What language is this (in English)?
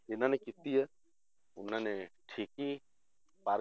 Punjabi